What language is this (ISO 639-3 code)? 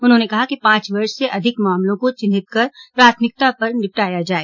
hin